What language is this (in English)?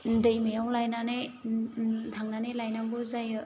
Bodo